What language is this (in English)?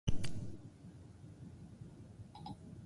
Basque